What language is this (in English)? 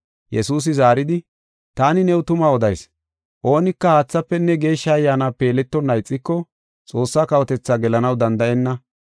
Gofa